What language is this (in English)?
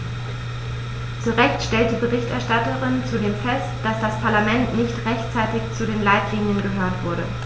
German